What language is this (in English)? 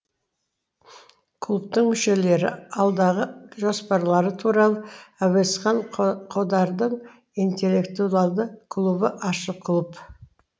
Kazakh